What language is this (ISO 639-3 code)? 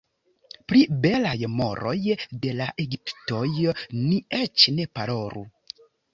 epo